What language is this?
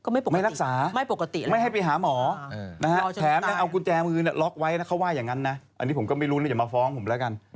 Thai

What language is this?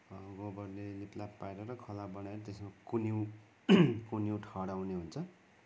Nepali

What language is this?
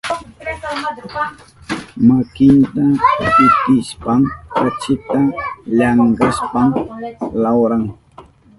Southern Pastaza Quechua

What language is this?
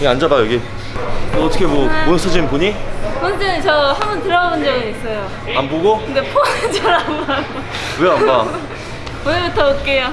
Korean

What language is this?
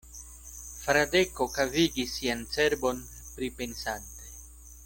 Esperanto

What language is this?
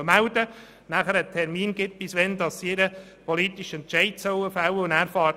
Swiss German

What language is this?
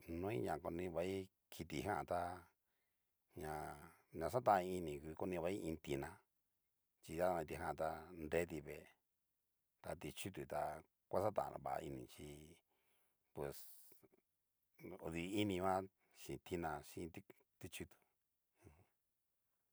Cacaloxtepec Mixtec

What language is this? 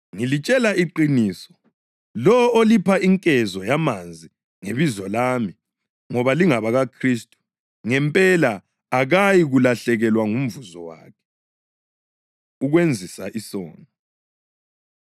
North Ndebele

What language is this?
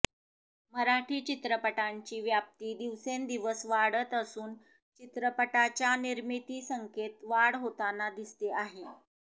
Marathi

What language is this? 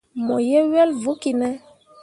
Mundang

